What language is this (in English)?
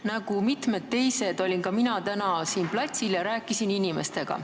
Estonian